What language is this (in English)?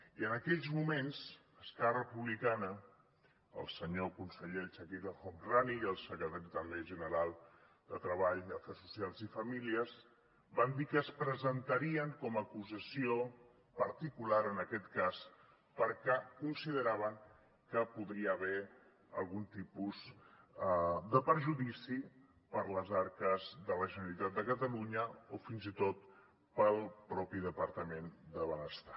Catalan